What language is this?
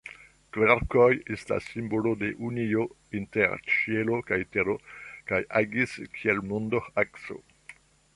Esperanto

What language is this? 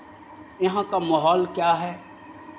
Hindi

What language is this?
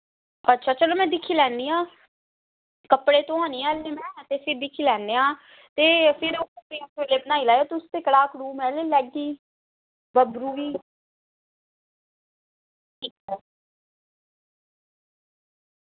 Dogri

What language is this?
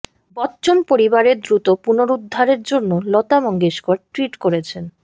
Bangla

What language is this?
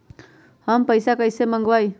Magahi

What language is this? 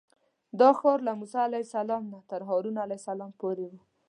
Pashto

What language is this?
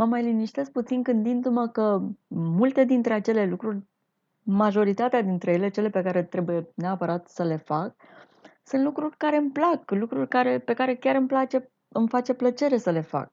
Romanian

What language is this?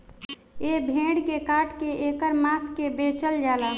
Bhojpuri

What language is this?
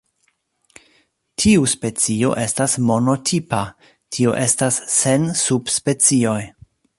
Esperanto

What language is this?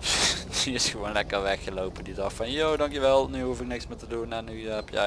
Dutch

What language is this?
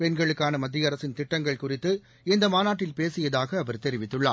Tamil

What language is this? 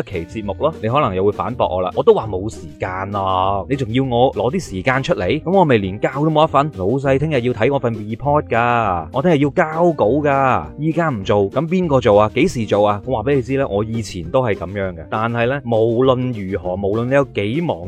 Chinese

